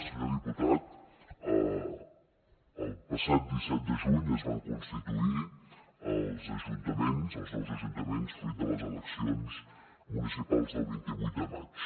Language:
Catalan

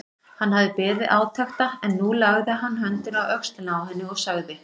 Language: Icelandic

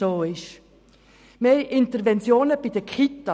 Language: Swiss German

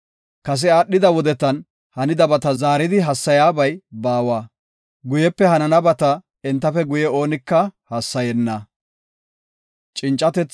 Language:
Gofa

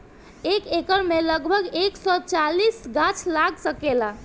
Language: Bhojpuri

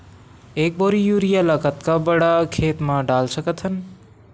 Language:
Chhattisgarhi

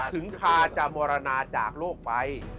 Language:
Thai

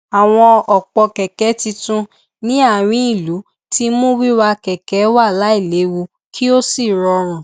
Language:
Yoruba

